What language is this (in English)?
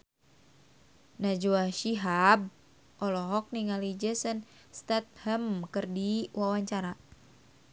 Sundanese